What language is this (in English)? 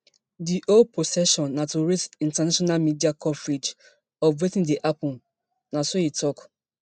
Nigerian Pidgin